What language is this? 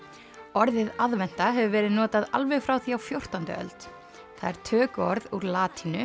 Icelandic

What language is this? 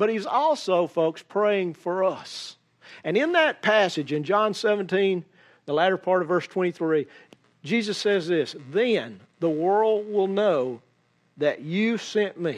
English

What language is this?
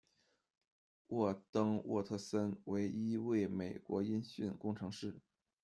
Chinese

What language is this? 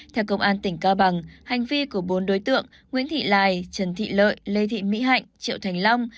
Vietnamese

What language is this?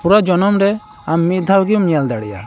Santali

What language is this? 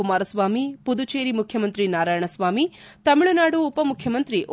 Kannada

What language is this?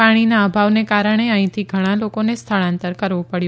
Gujarati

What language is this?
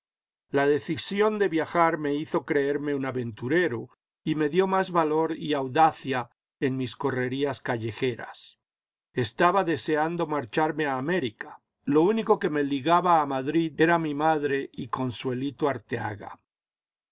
Spanish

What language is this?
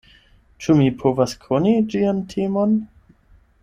Esperanto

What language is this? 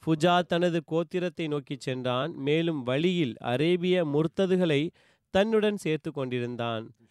Tamil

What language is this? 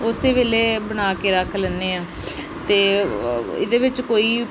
Punjabi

